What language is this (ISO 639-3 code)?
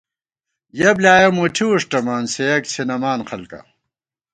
gwt